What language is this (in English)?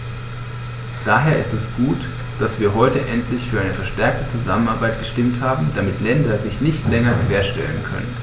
German